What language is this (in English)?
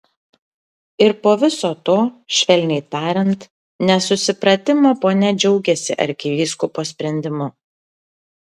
Lithuanian